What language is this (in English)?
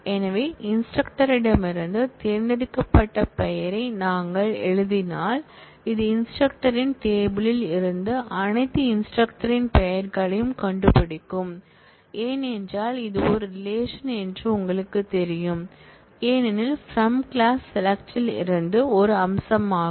Tamil